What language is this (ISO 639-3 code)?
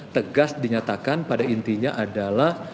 ind